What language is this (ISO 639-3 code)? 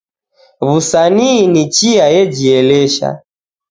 dav